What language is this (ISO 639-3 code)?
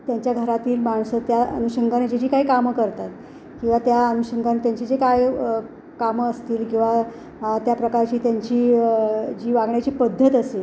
mar